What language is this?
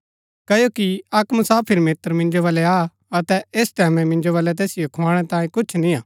Gaddi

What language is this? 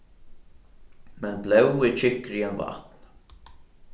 Faroese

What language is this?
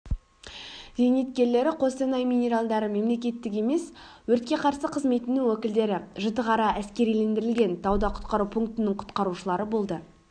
Kazakh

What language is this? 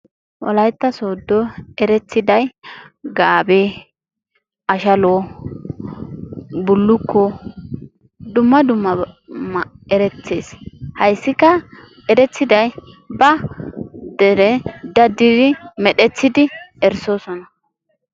Wolaytta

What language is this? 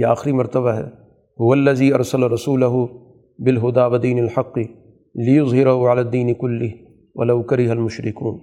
Urdu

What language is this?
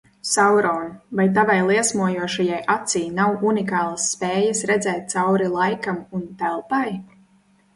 Latvian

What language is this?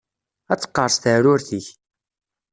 Kabyle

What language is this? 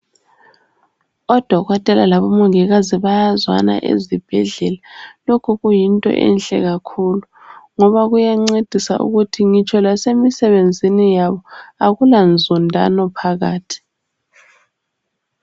North Ndebele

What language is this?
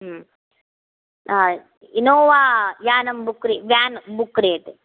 Sanskrit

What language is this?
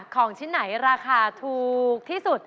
Thai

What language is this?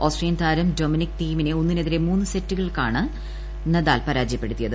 Malayalam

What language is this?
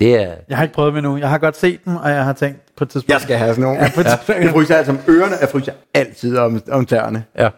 Danish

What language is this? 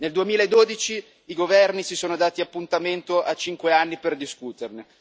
Italian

